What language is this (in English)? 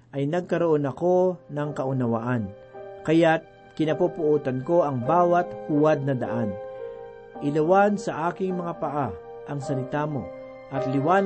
Filipino